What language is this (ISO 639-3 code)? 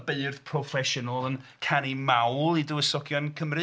cym